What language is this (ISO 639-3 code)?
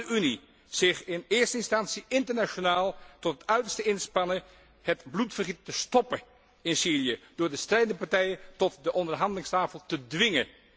nld